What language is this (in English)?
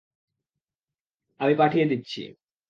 Bangla